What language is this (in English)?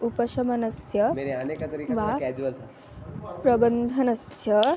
Sanskrit